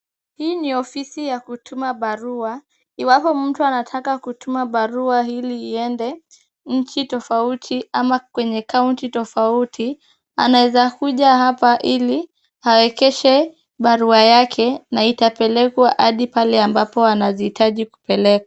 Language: Swahili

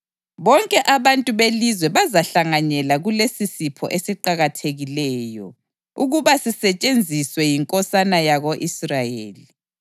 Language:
North Ndebele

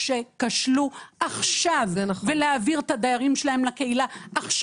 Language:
Hebrew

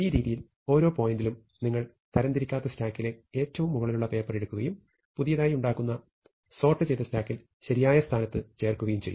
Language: Malayalam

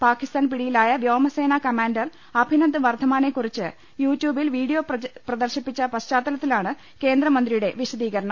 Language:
Malayalam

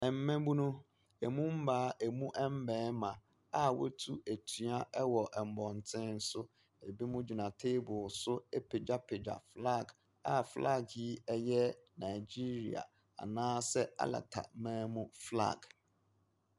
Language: Akan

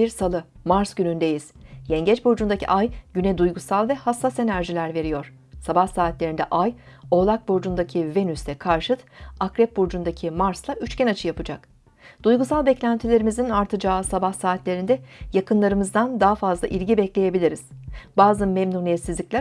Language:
Turkish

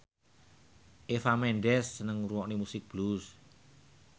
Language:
Javanese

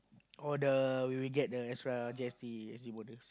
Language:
English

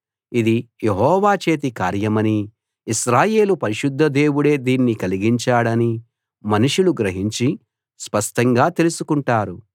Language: Telugu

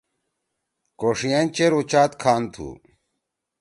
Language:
Torwali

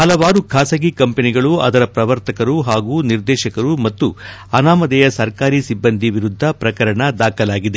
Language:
Kannada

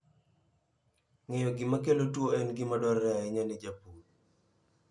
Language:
Luo (Kenya and Tanzania)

